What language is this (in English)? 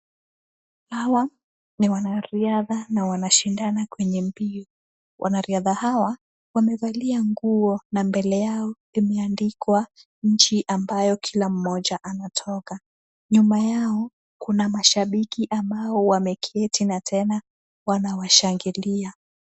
Swahili